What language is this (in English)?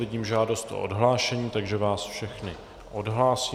Czech